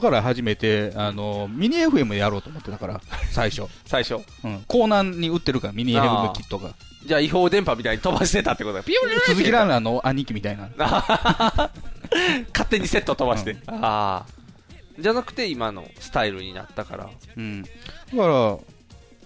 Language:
Japanese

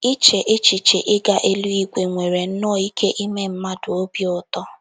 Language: Igbo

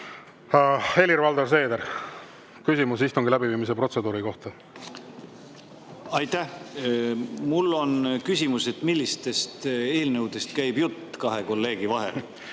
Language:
Estonian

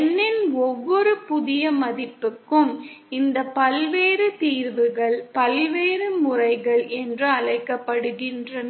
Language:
Tamil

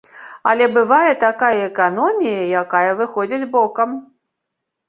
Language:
Belarusian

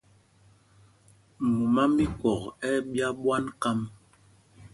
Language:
Mpumpong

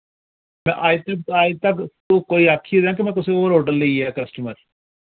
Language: Dogri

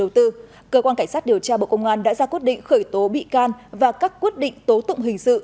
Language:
Vietnamese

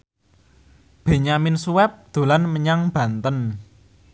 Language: Javanese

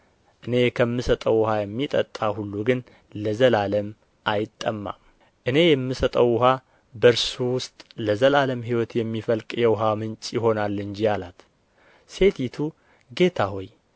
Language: Amharic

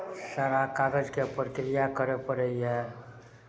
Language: Maithili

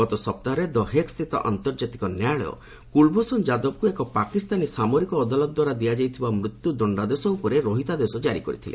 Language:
Odia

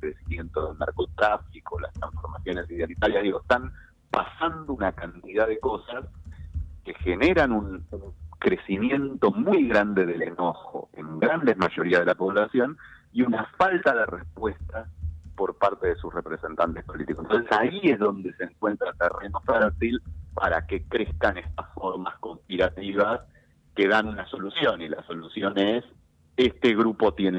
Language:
Spanish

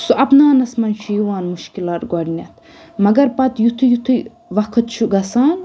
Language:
Kashmiri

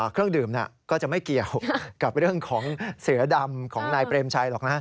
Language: Thai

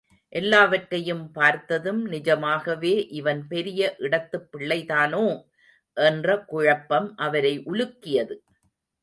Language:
Tamil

